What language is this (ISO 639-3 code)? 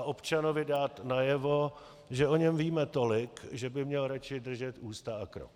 ces